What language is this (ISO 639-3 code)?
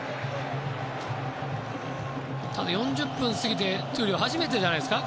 jpn